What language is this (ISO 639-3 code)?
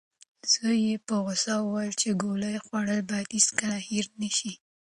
pus